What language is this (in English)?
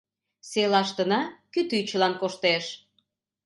Mari